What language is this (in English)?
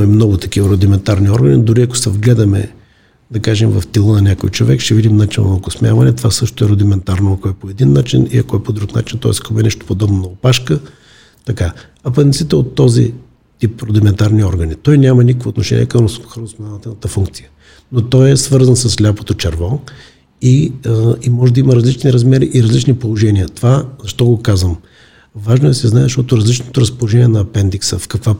Bulgarian